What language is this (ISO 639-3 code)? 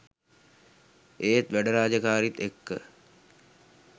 sin